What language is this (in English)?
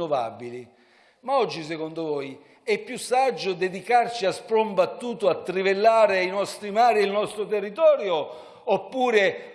Italian